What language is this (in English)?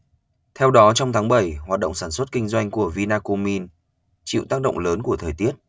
Vietnamese